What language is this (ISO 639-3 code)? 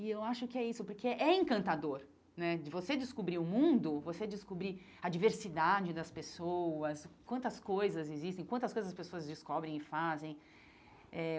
por